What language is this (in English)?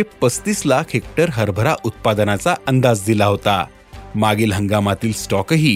Marathi